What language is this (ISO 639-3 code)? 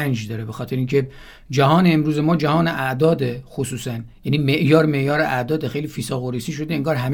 fas